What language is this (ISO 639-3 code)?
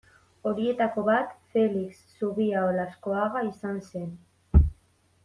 eus